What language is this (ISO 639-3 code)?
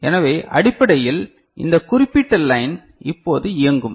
tam